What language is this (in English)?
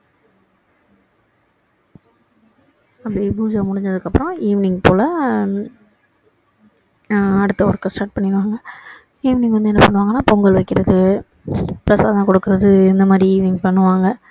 Tamil